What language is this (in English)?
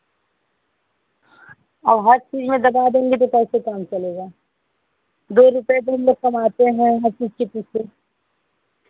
Hindi